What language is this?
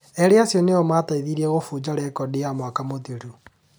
Kikuyu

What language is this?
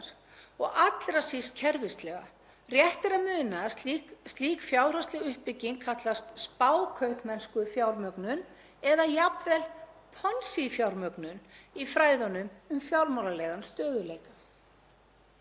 Icelandic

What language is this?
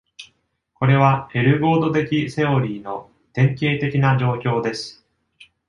Japanese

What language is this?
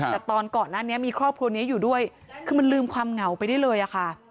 Thai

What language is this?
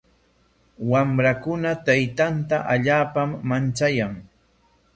Corongo Ancash Quechua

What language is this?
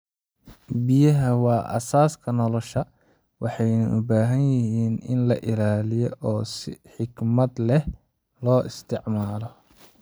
Somali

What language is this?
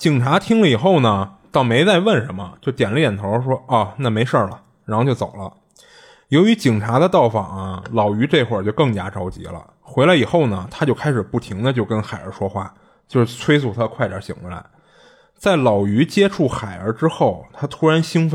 Chinese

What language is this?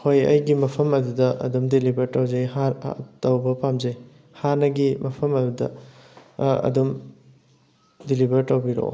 Manipuri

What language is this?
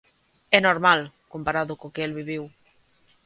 Galician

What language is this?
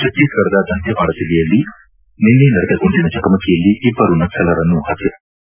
Kannada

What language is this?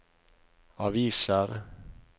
Norwegian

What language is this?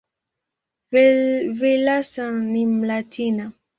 Swahili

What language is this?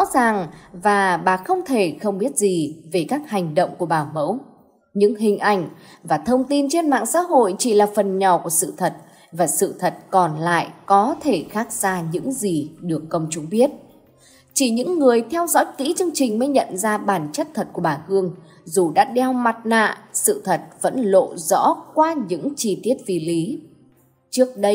Vietnamese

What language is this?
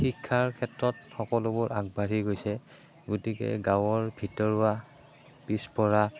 Assamese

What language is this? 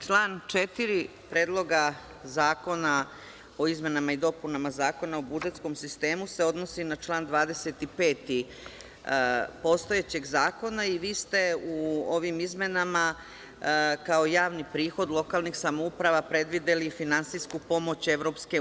Serbian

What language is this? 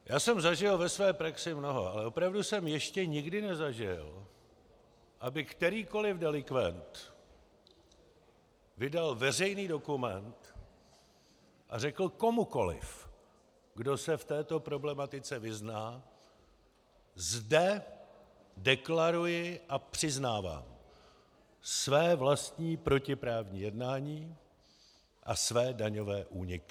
Czech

